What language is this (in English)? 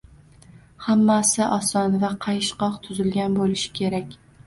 Uzbek